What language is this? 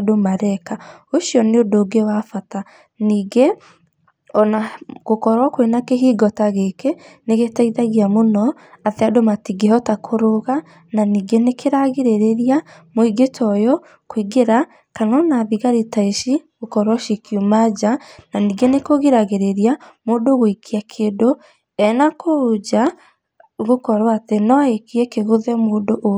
Kikuyu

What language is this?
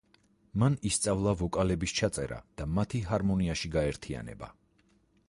Georgian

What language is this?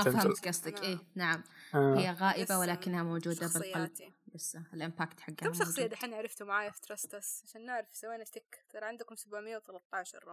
Arabic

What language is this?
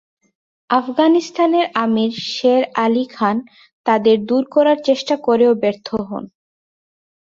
Bangla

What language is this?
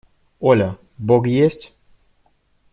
Russian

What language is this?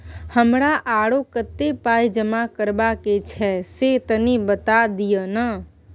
Maithili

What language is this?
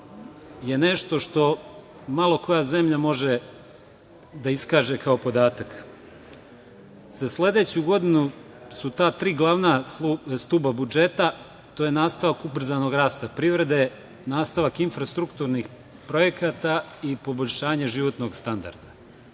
Serbian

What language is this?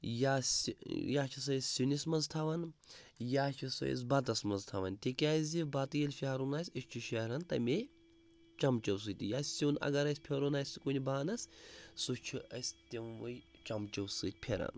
Kashmiri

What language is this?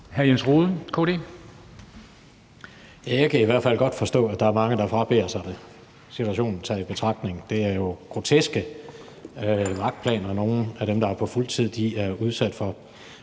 Danish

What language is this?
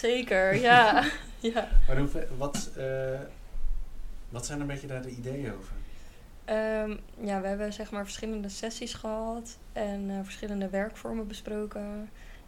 Dutch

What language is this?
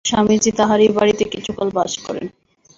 Bangla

